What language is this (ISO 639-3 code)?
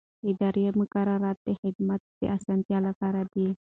pus